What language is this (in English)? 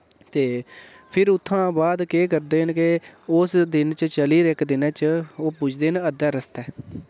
Dogri